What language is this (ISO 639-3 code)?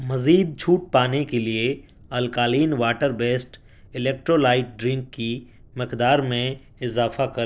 urd